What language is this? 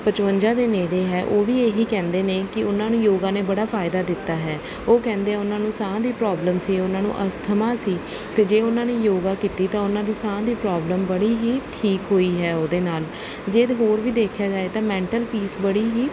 Punjabi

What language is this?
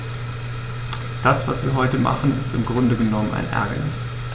German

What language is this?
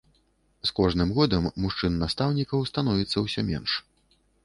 Belarusian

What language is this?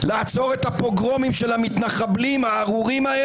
Hebrew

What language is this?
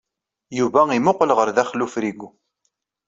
Kabyle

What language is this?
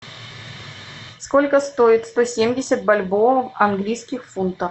Russian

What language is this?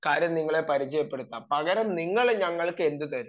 Malayalam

